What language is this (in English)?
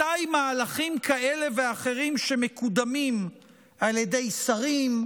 Hebrew